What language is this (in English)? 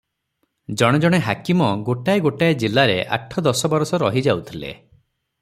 Odia